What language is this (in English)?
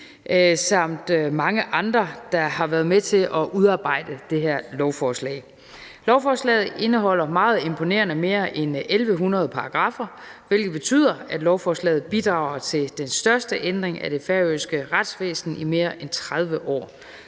Danish